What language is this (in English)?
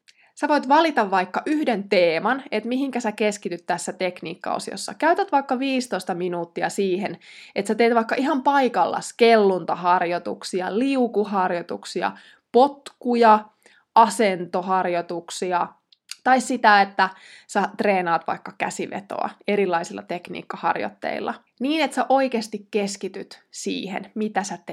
Finnish